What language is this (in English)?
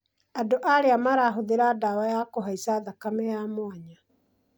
Kikuyu